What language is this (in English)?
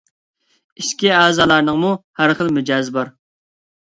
Uyghur